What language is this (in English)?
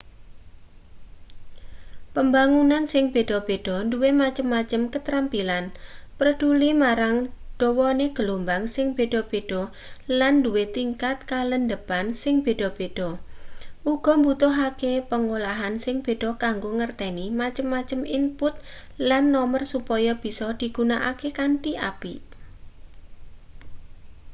Javanese